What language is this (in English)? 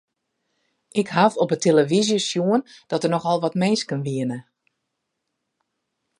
Western Frisian